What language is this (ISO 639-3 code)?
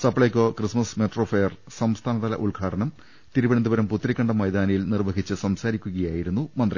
mal